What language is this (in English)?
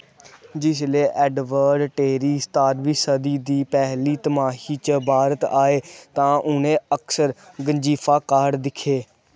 Dogri